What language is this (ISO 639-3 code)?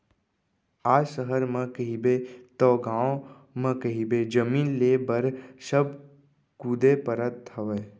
hne